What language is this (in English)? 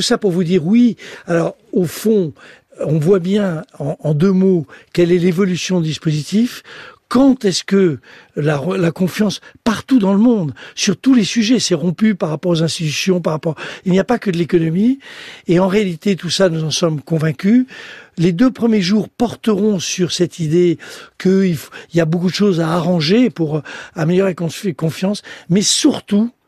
French